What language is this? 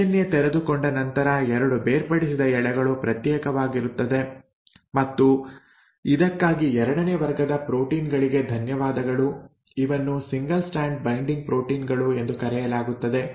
Kannada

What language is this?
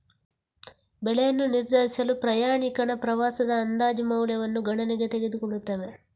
Kannada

